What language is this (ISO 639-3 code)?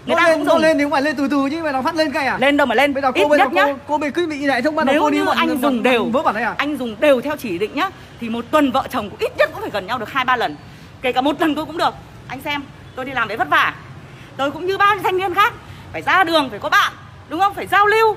vie